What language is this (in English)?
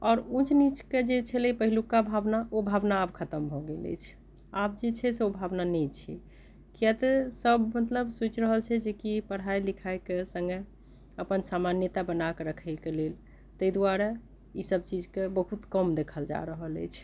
Maithili